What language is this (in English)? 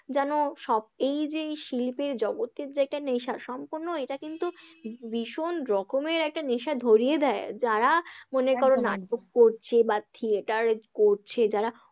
Bangla